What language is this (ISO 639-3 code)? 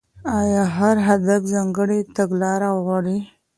pus